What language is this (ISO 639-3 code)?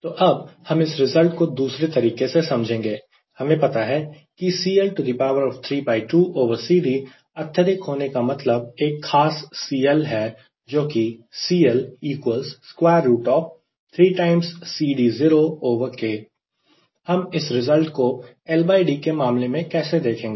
hin